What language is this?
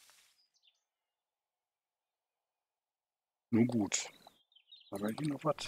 German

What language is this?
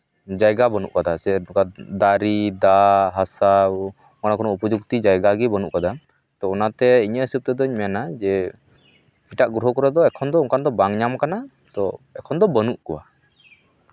Santali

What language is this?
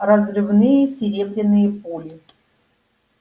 Russian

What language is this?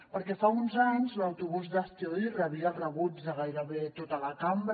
Catalan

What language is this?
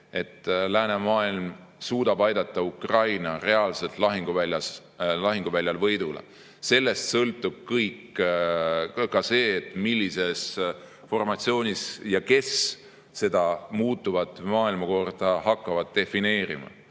Estonian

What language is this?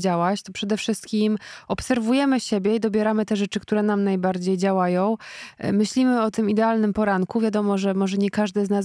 Polish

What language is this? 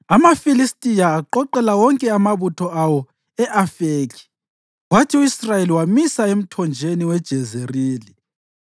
North Ndebele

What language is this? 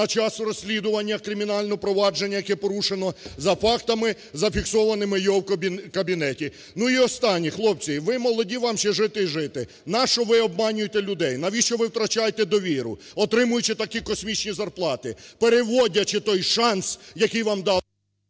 Ukrainian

